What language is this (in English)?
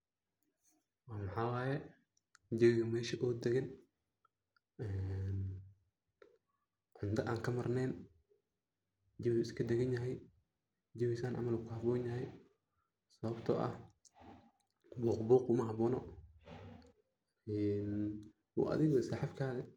Somali